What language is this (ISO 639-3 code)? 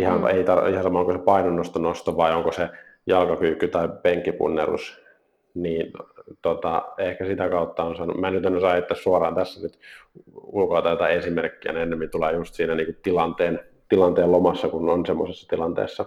fin